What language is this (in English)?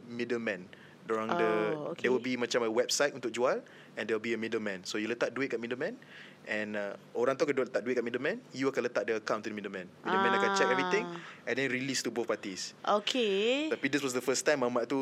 Malay